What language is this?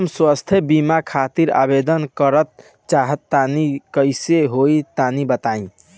Bhojpuri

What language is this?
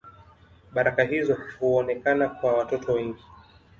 Swahili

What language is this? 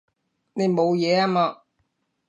Cantonese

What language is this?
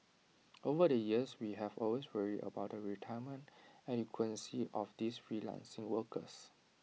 English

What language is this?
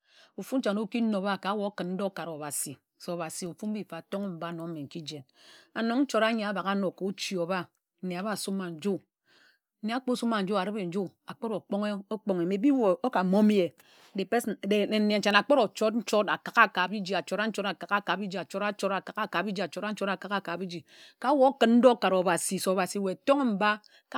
Ejagham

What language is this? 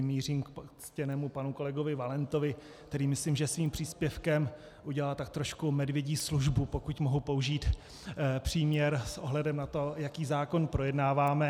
Czech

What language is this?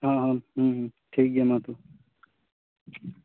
Santali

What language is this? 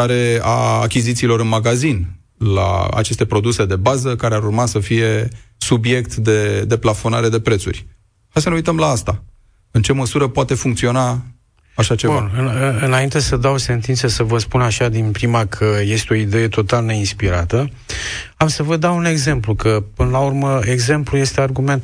Romanian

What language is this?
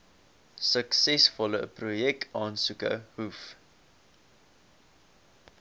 Afrikaans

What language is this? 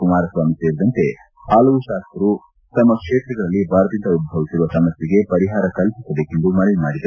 Kannada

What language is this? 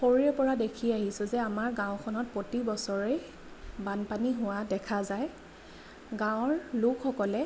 Assamese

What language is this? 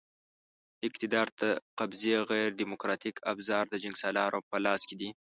Pashto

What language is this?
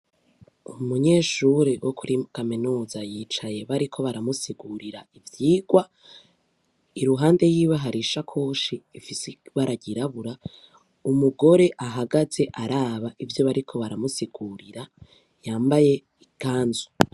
Rundi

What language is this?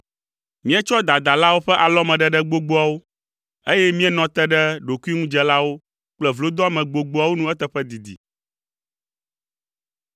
Ewe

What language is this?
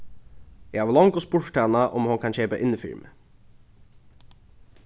Faroese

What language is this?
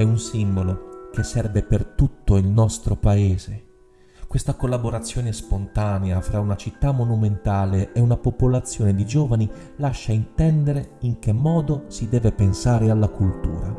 Italian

